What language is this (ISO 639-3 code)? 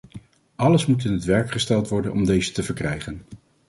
nld